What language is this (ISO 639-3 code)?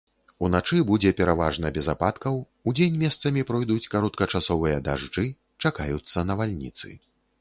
bel